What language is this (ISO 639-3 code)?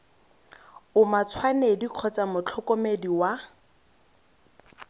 tsn